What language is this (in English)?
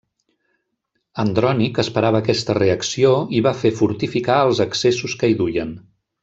Catalan